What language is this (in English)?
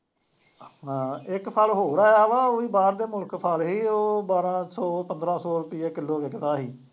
Punjabi